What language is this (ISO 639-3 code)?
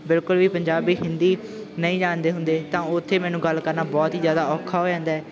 pan